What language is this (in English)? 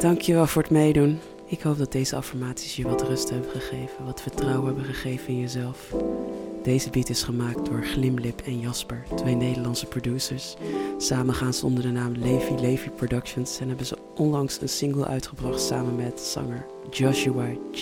Dutch